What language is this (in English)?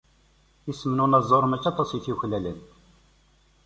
Kabyle